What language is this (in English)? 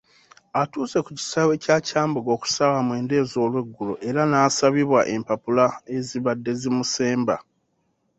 Ganda